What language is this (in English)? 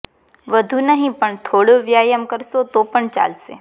Gujarati